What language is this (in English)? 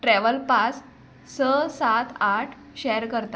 Konkani